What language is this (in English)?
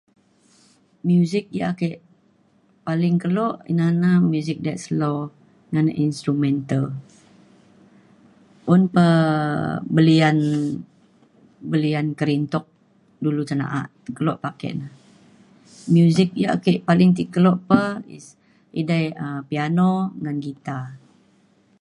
Mainstream Kenyah